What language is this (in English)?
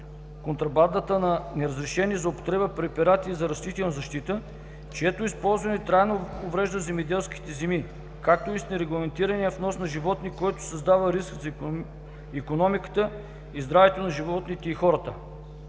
Bulgarian